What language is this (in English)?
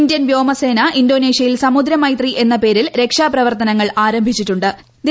Malayalam